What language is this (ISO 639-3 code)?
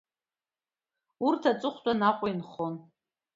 abk